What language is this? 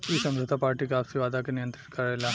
Bhojpuri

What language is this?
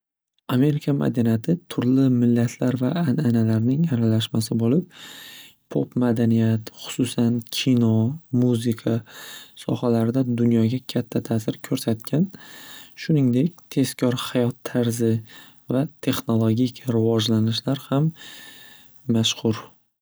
Uzbek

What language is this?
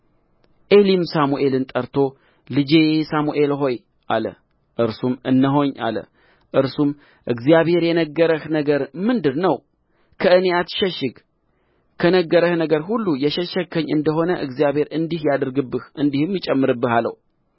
Amharic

